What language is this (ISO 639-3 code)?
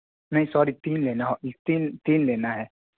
urd